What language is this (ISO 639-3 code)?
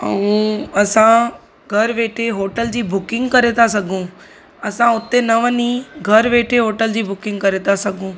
snd